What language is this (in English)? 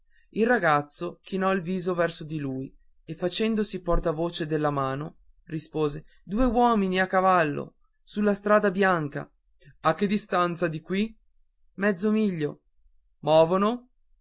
Italian